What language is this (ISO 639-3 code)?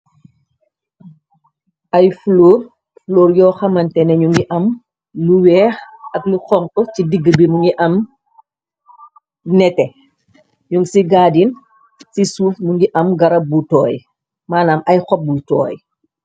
wol